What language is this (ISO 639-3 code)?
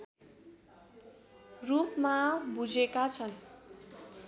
nep